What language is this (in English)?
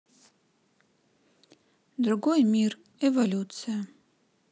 Russian